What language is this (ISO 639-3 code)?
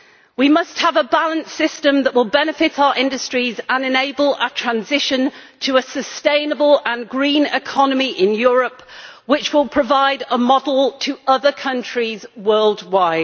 eng